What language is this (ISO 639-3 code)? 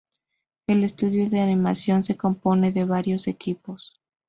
spa